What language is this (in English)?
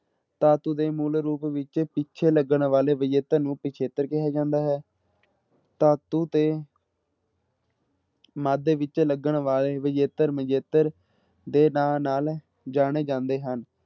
Punjabi